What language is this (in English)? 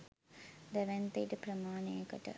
Sinhala